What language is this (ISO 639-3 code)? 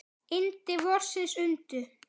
isl